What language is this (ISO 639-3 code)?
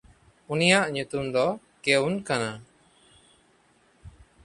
sat